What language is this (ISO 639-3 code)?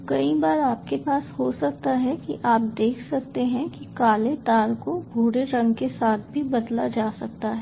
hin